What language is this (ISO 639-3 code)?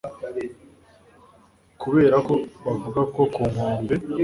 kin